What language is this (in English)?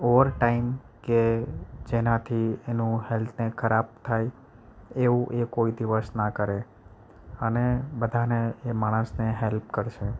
Gujarati